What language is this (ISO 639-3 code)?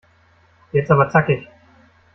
deu